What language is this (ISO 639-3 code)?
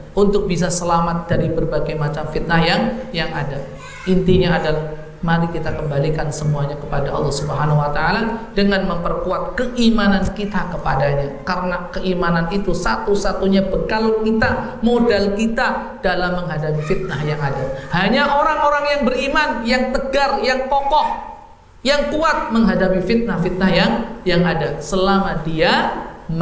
ind